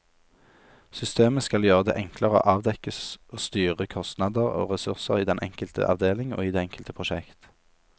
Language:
Norwegian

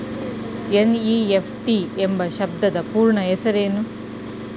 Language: Kannada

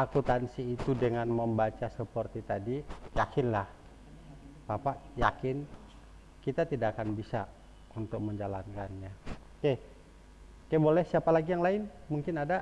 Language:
Indonesian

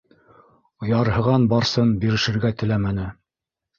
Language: Bashkir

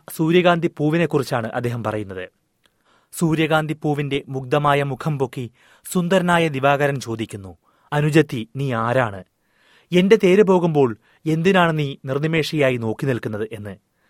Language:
Malayalam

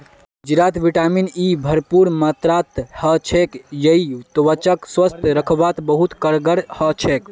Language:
Magahi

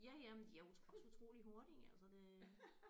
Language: Danish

